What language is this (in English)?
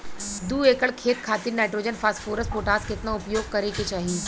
Bhojpuri